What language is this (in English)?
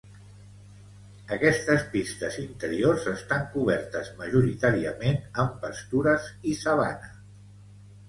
Catalan